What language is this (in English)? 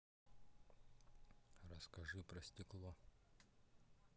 Russian